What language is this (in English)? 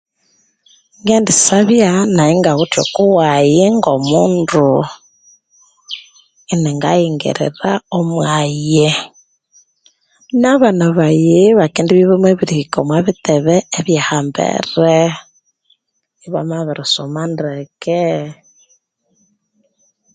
Konzo